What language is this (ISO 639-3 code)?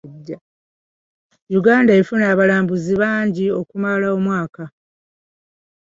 lug